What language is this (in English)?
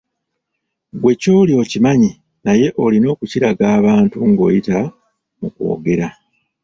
Ganda